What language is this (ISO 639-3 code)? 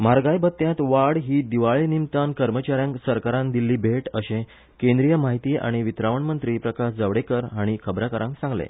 kok